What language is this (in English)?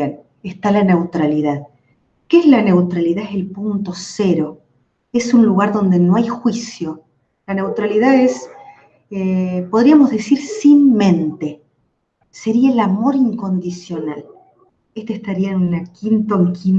Spanish